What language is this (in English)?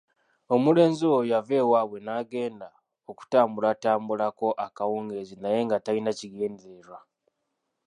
Ganda